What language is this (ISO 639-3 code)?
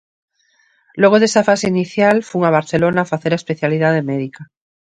glg